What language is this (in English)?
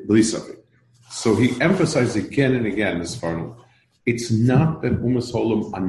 English